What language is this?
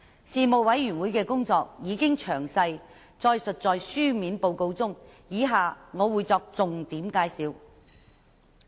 Cantonese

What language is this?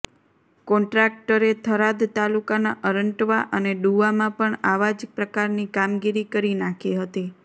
Gujarati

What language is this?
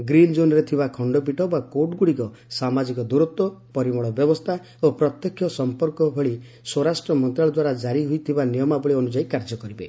Odia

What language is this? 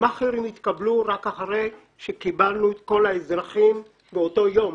Hebrew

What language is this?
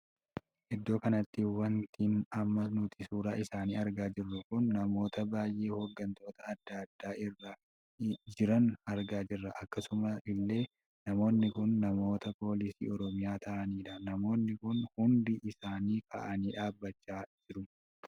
Oromo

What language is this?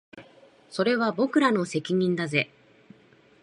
Japanese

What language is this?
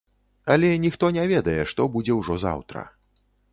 Belarusian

